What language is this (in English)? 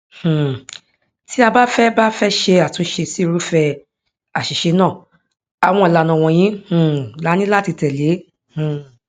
Yoruba